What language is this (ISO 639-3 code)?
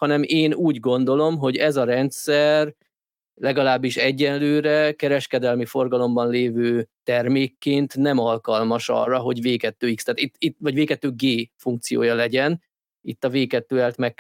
hun